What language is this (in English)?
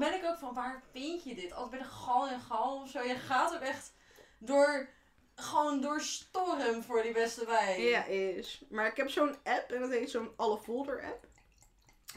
Dutch